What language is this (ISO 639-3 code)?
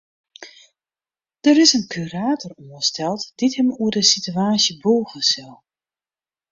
fry